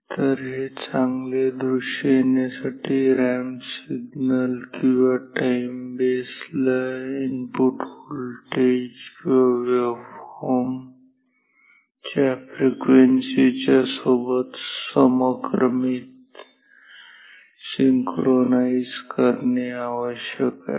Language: Marathi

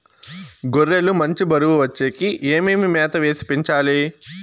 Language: Telugu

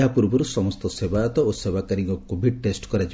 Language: Odia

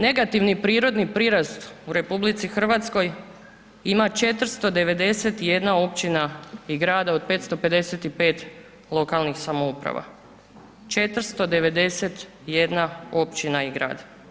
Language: Croatian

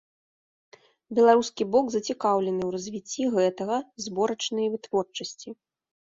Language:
Belarusian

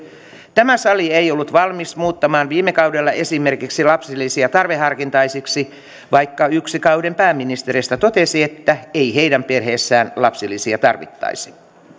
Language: Finnish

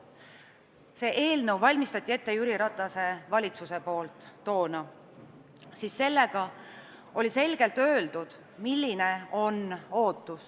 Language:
Estonian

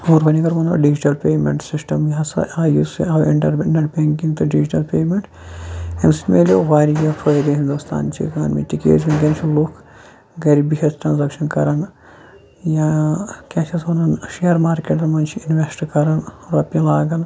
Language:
Kashmiri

